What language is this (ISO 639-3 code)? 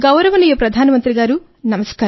tel